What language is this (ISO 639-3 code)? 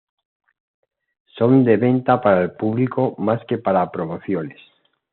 spa